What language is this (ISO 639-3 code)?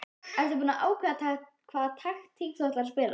isl